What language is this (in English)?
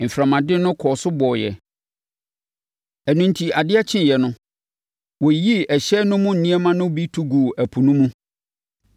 Akan